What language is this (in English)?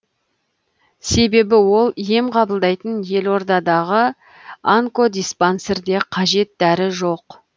Kazakh